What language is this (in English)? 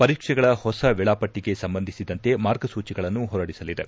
Kannada